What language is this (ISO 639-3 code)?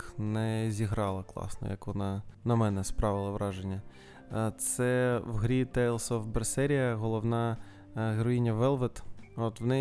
ukr